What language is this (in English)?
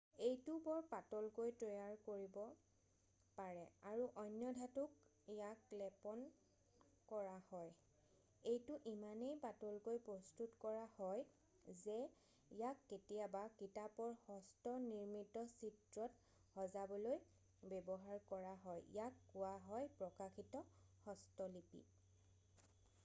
Assamese